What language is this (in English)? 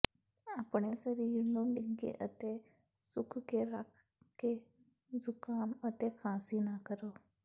Punjabi